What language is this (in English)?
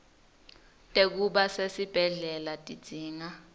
Swati